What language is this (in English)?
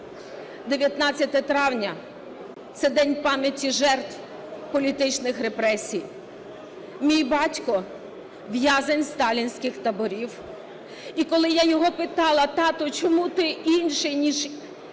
Ukrainian